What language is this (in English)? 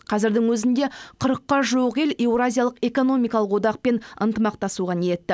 Kazakh